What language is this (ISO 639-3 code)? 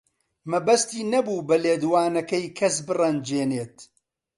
ckb